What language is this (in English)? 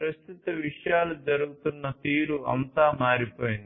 Telugu